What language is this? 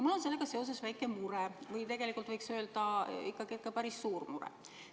Estonian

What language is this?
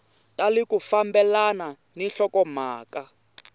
Tsonga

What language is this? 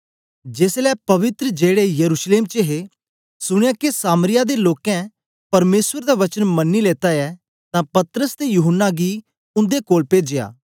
Dogri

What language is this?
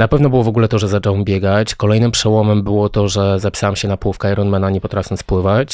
Polish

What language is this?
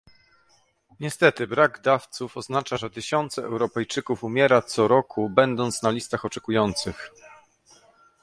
Polish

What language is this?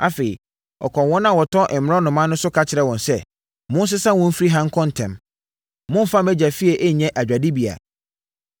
Akan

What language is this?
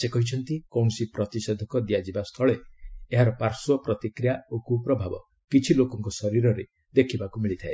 Odia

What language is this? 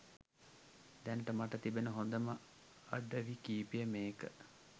Sinhala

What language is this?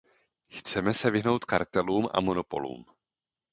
Czech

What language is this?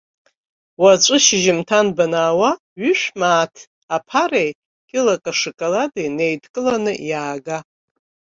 Abkhazian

